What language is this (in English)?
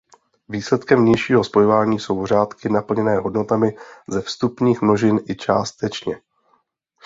Czech